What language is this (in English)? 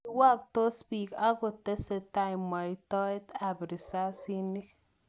Kalenjin